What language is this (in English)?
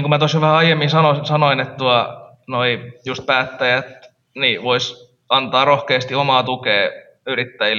Finnish